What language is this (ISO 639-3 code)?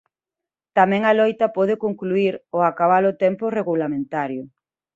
glg